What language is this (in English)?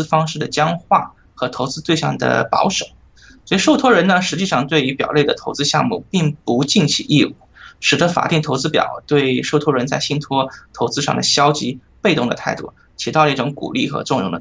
Chinese